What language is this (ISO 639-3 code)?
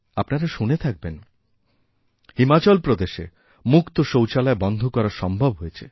ben